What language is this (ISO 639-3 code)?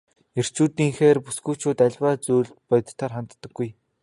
mon